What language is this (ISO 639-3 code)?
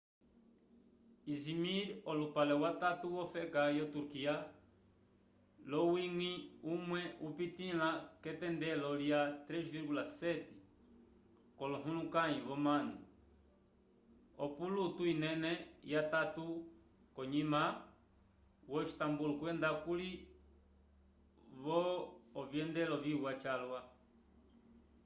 umb